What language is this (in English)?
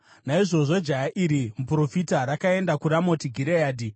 Shona